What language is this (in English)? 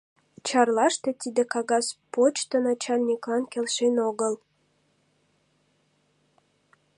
Mari